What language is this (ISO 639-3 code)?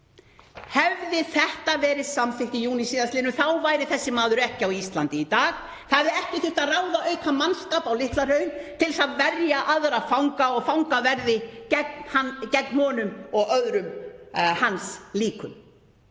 isl